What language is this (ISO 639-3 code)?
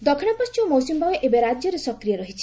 ori